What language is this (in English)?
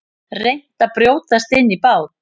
Icelandic